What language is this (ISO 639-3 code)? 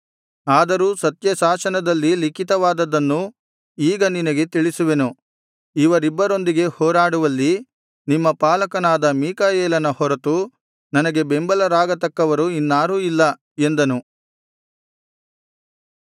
kan